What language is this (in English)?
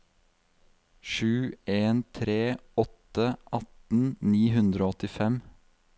Norwegian